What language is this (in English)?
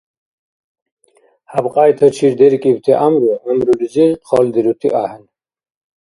Dargwa